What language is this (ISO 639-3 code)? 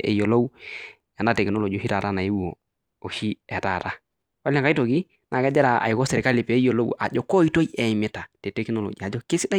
mas